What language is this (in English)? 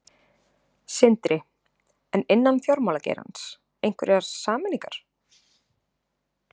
Icelandic